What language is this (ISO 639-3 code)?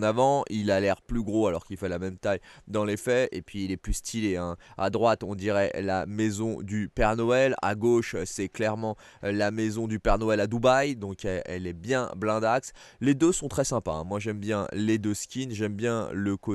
fra